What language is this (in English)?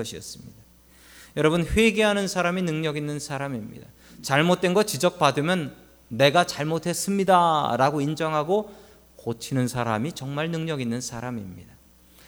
Korean